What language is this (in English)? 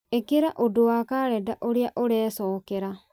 Kikuyu